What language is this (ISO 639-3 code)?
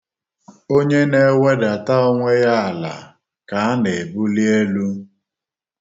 ibo